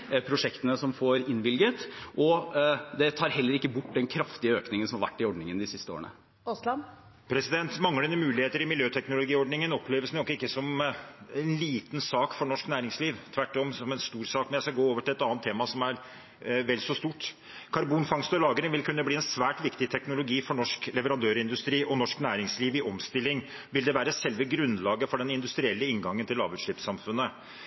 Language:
Norwegian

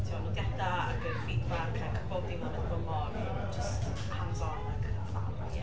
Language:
Welsh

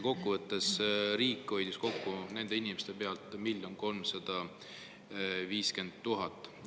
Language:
Estonian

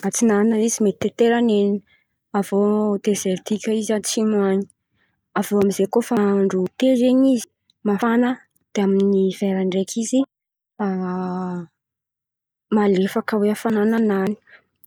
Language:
Antankarana Malagasy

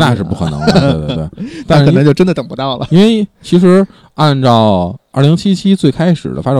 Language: Chinese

